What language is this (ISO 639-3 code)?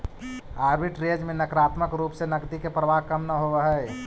mag